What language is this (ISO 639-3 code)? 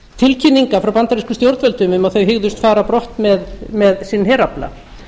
isl